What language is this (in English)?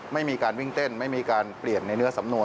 Thai